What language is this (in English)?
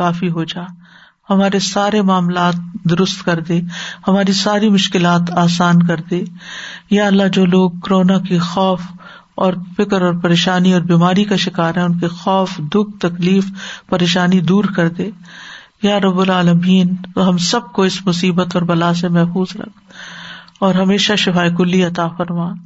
Urdu